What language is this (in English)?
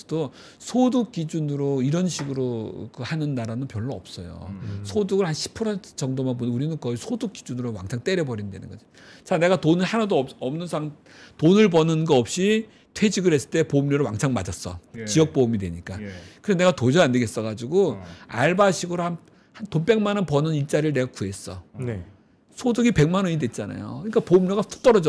Korean